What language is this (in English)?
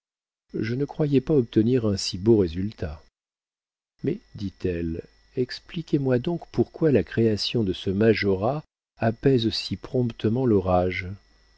French